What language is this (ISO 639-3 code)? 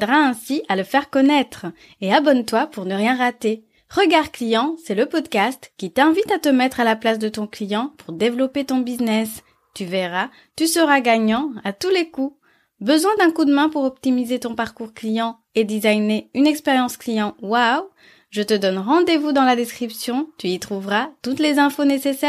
fra